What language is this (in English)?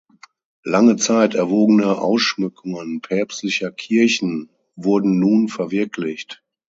German